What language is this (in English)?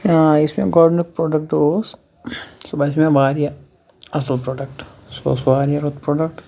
Kashmiri